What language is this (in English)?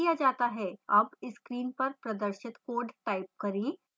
Hindi